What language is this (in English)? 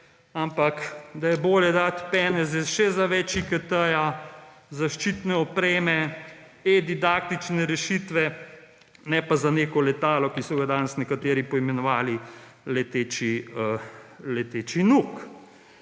Slovenian